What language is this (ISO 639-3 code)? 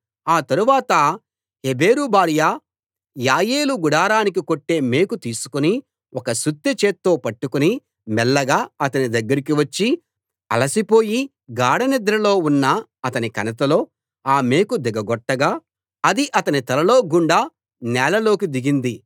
tel